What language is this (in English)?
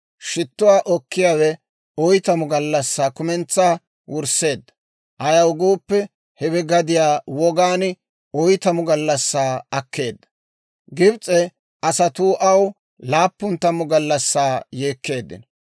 Dawro